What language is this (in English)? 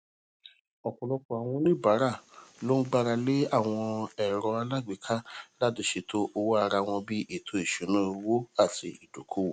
Yoruba